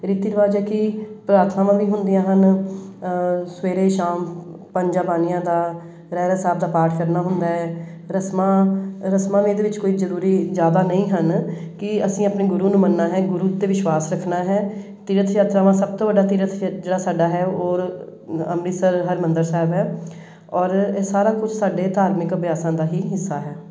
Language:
Punjabi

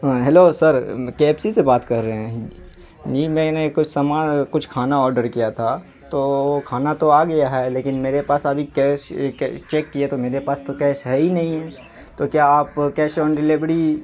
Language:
Urdu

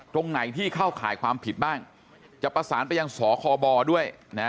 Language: Thai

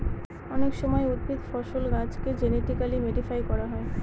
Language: Bangla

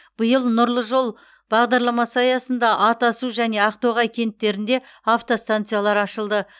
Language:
Kazakh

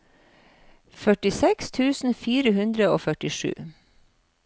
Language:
Norwegian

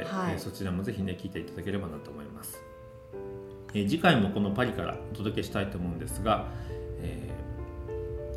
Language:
Japanese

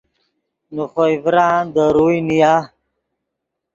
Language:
Yidgha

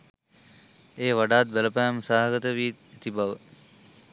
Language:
Sinhala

